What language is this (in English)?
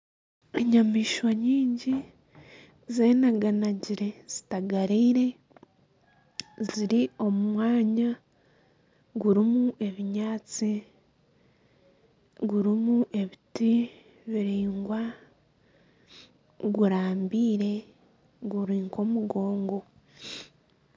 Nyankole